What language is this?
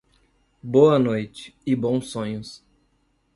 Portuguese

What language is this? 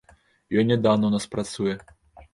Belarusian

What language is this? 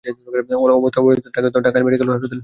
Bangla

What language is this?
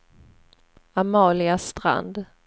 Swedish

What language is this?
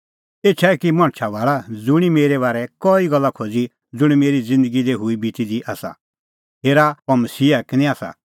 Kullu Pahari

